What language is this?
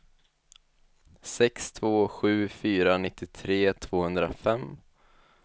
Swedish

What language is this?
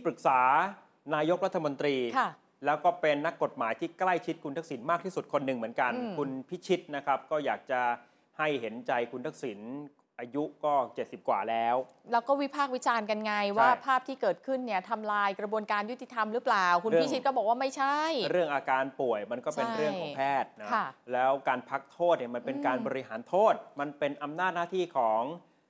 Thai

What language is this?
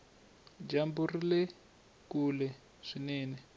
Tsonga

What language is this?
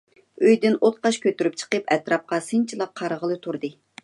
Uyghur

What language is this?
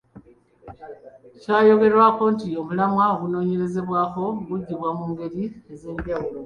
Ganda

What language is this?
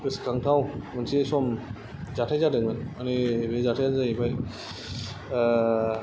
Bodo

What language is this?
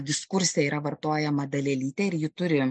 Lithuanian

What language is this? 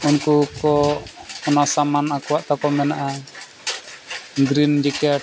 Santali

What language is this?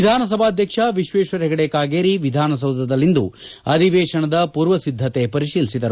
Kannada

